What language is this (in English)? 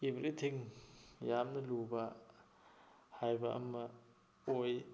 Manipuri